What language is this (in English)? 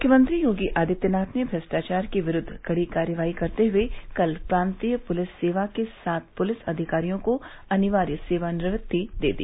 Hindi